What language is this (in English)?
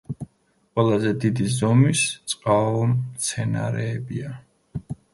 Georgian